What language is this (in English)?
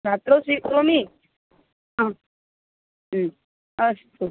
Sanskrit